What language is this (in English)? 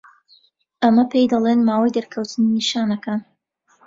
Central Kurdish